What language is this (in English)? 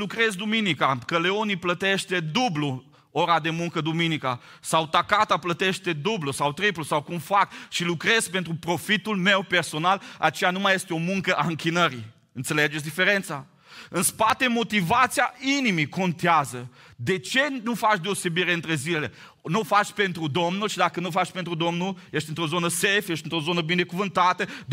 Romanian